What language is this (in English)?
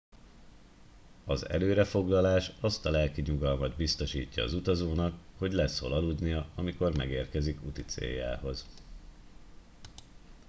Hungarian